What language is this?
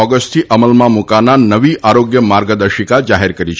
Gujarati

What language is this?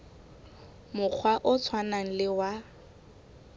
Southern Sotho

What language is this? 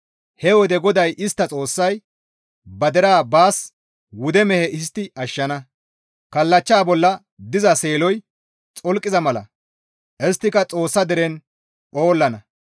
Gamo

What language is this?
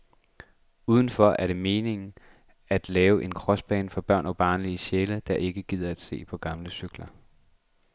Danish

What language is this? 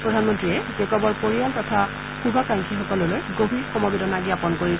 Assamese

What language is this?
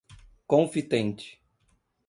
Portuguese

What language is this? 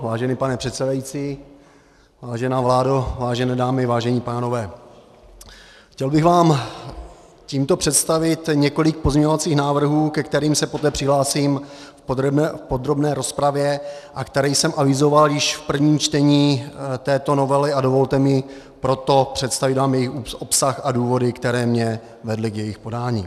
Czech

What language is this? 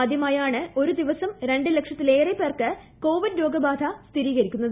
Malayalam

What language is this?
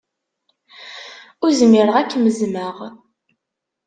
Kabyle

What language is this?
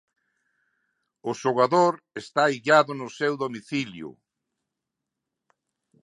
Galician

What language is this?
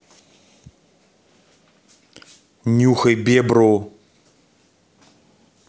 Russian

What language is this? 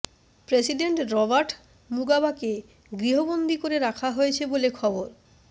Bangla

